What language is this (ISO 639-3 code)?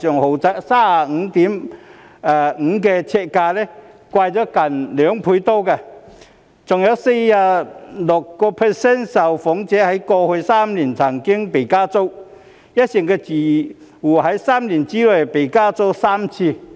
yue